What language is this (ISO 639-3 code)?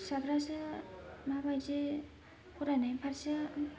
brx